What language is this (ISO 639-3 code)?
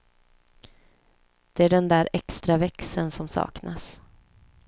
swe